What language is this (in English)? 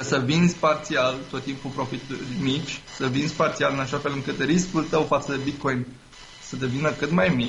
Romanian